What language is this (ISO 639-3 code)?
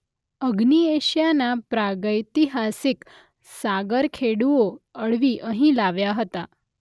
guj